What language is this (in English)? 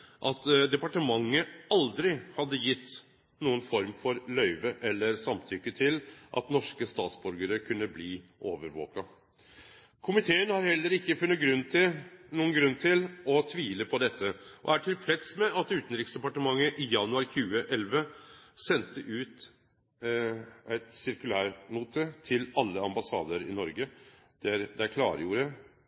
Norwegian Nynorsk